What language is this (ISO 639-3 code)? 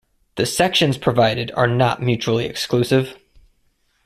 eng